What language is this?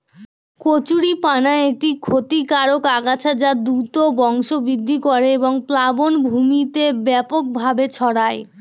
Bangla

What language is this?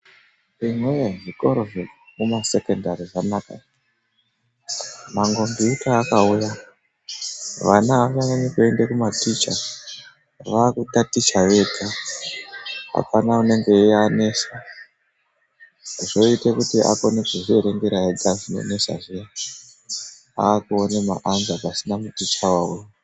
Ndau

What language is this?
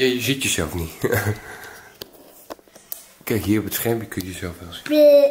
Dutch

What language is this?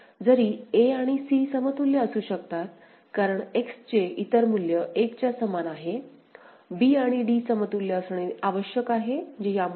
Marathi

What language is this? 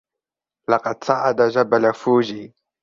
Arabic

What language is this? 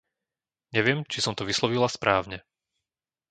Slovak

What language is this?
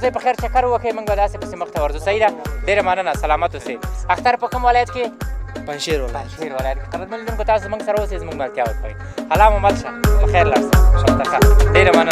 Arabic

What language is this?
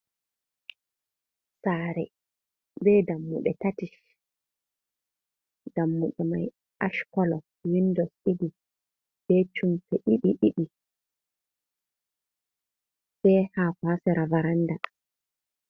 Fula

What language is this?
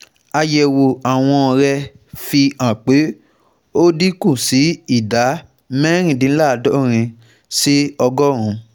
Yoruba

